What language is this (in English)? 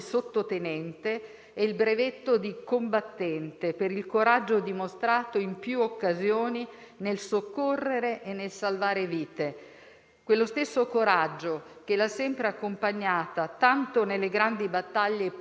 Italian